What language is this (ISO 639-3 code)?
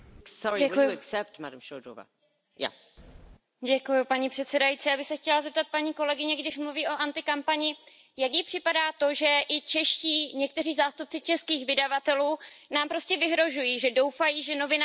ces